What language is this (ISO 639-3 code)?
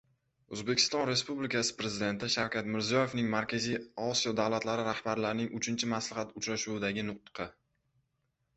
uzb